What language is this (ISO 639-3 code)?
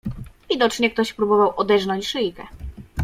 pol